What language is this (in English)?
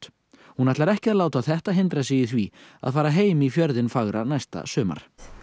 Icelandic